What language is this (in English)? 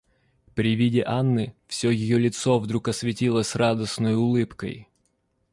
Russian